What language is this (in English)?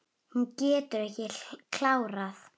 Icelandic